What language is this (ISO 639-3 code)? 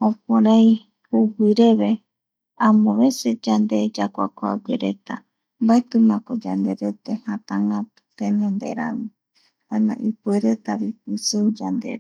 gui